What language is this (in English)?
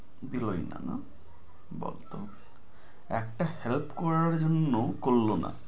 Bangla